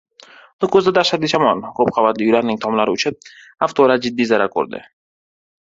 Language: Uzbek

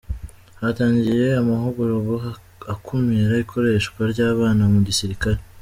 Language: Kinyarwanda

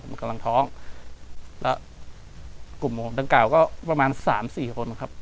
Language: Thai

